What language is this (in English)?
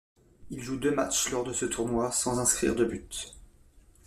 French